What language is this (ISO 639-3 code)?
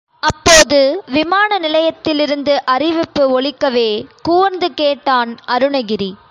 tam